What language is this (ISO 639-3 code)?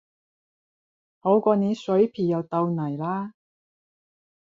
yue